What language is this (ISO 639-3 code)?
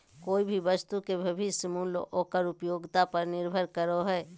mag